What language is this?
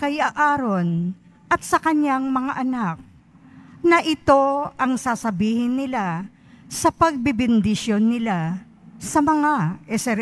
Filipino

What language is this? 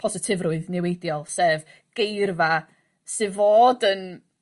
Welsh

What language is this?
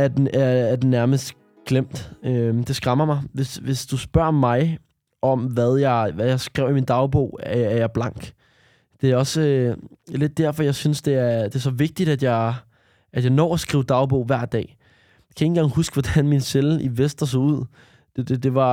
Danish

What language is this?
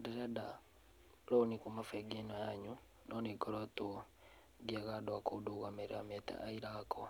Kikuyu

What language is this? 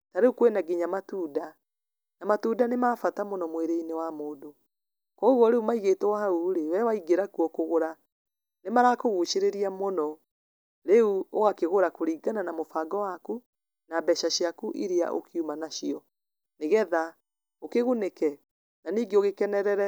Kikuyu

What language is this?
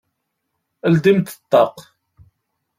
Kabyle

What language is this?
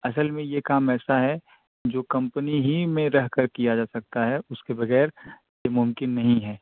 Urdu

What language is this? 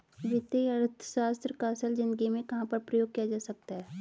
Hindi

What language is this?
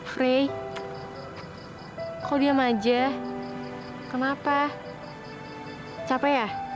Indonesian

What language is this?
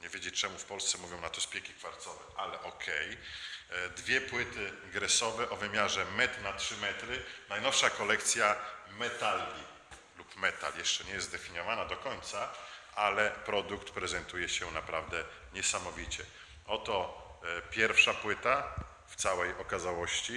Polish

